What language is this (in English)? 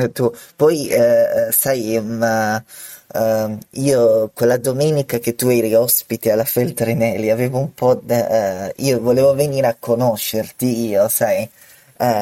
Italian